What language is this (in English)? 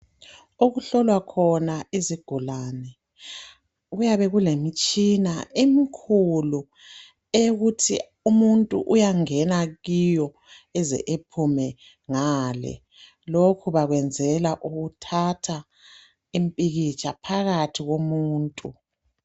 North Ndebele